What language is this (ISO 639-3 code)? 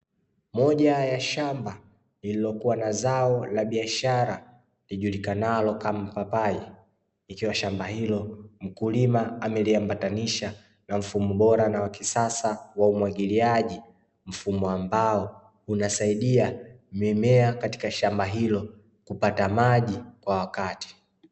swa